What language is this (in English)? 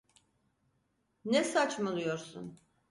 Turkish